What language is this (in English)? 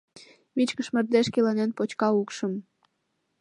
Mari